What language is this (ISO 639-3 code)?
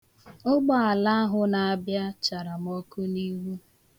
ibo